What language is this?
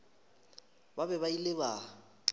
Northern Sotho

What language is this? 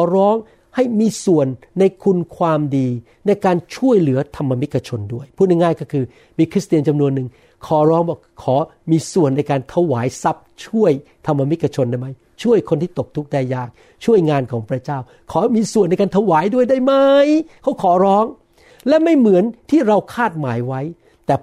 Thai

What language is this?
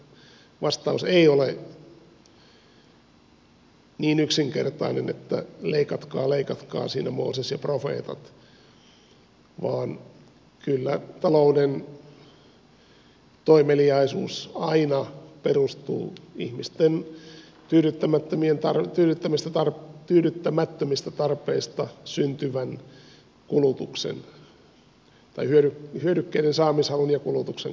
Finnish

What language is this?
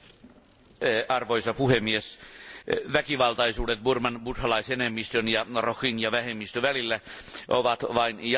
Finnish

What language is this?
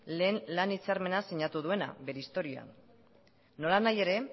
Basque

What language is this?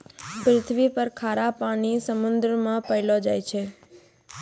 Maithili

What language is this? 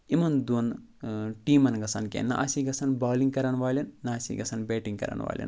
Kashmiri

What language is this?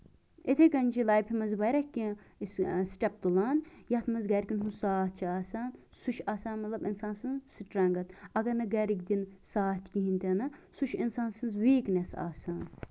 Kashmiri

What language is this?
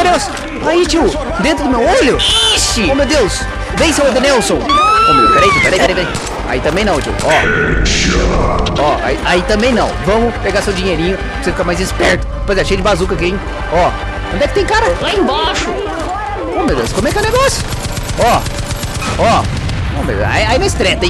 Portuguese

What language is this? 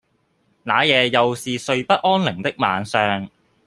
Cantonese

